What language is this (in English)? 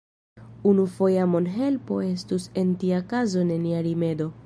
Esperanto